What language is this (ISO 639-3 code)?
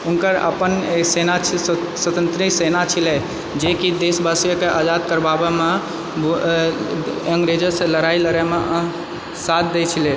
mai